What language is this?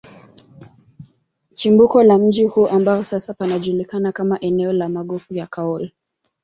Swahili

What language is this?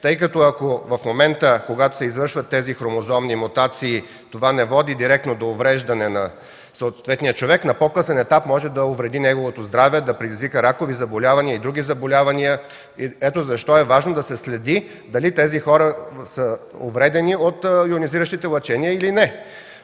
Bulgarian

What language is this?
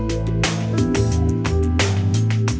Thai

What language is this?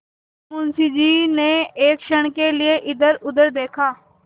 Hindi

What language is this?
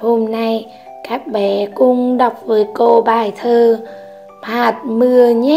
Vietnamese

